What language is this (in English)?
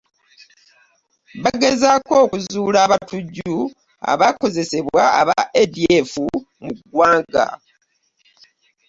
Ganda